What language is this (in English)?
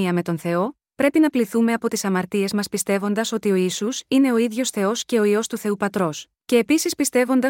Greek